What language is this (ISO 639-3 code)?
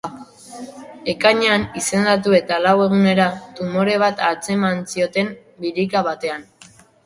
eus